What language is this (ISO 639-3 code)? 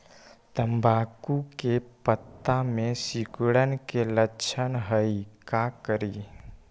mag